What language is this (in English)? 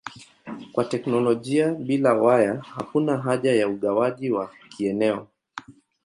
Swahili